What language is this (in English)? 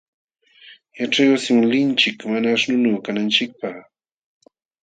Jauja Wanca Quechua